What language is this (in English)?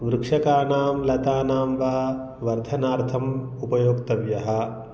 Sanskrit